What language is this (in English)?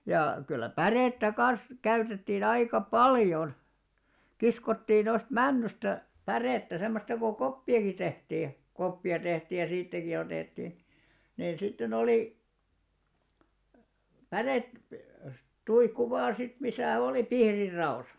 Finnish